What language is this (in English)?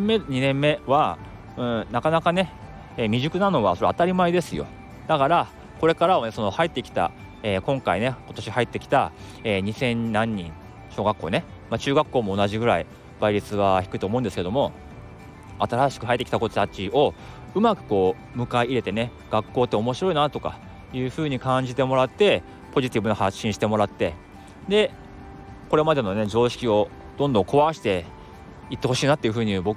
Japanese